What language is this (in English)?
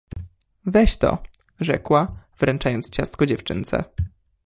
Polish